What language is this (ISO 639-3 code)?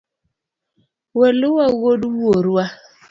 luo